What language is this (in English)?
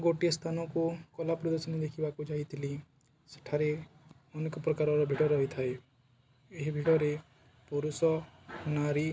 Odia